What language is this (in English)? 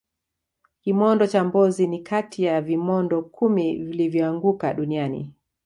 Swahili